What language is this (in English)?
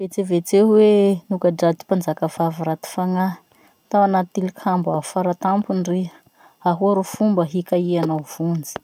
Masikoro Malagasy